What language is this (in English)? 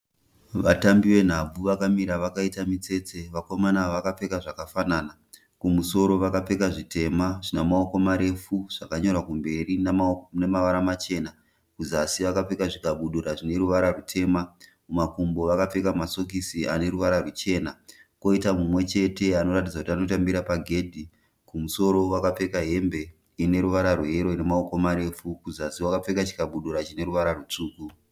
Shona